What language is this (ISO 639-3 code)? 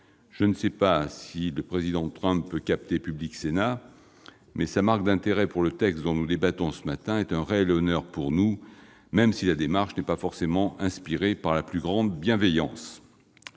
fra